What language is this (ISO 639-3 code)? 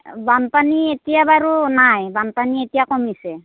asm